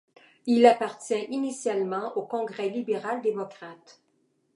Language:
French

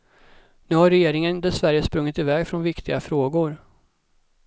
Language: Swedish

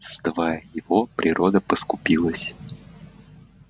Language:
Russian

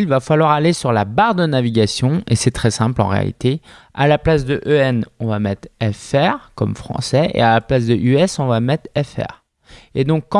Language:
French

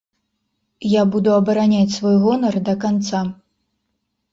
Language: Belarusian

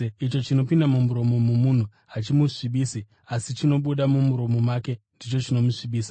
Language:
Shona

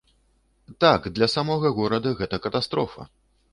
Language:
Belarusian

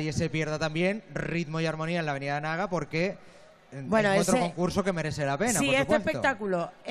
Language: Spanish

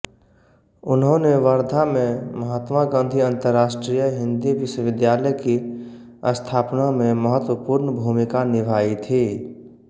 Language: Hindi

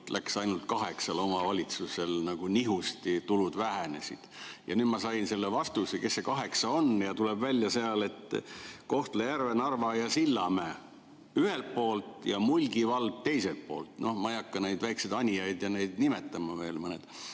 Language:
Estonian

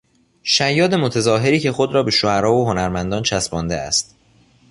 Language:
Persian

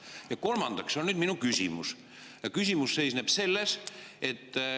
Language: Estonian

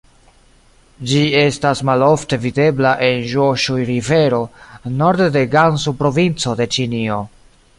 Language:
Esperanto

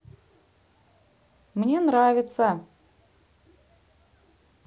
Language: Russian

